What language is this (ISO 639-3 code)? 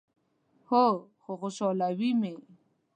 pus